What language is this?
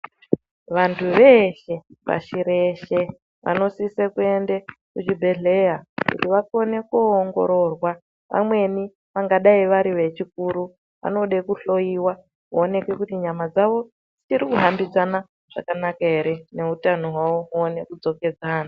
Ndau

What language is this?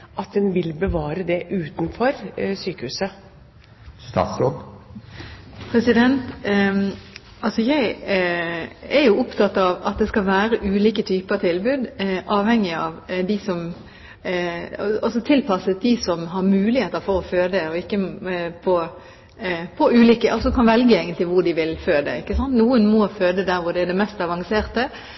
Norwegian Bokmål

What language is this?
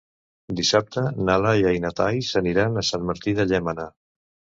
Catalan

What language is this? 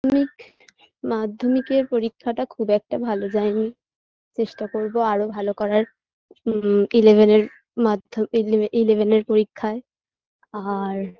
Bangla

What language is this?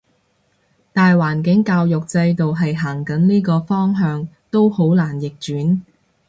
Cantonese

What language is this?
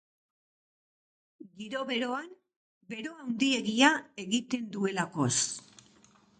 Basque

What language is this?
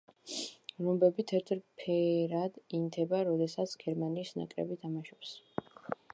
Georgian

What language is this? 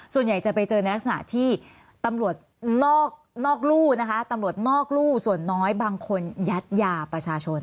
Thai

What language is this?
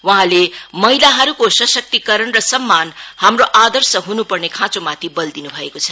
Nepali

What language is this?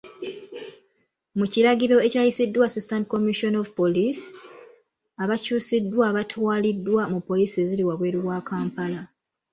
Ganda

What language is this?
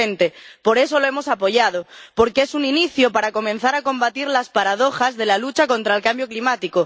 Spanish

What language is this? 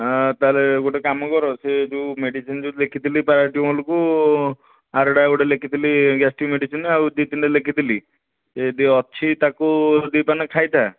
Odia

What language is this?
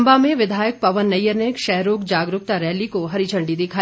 Hindi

